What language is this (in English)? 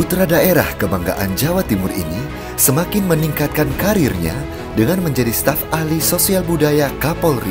Indonesian